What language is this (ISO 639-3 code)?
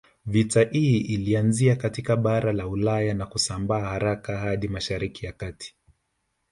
swa